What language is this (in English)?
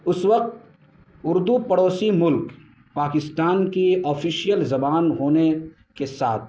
Urdu